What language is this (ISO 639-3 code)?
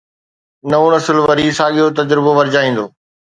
snd